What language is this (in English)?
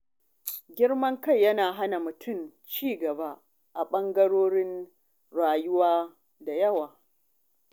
Hausa